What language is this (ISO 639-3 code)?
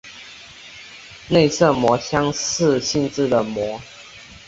zho